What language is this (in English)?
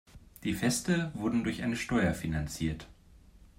German